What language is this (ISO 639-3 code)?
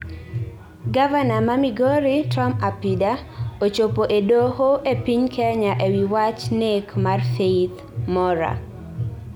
luo